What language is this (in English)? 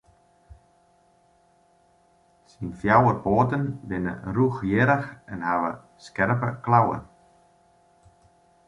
Western Frisian